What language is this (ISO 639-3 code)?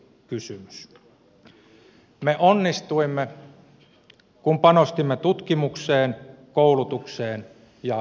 fin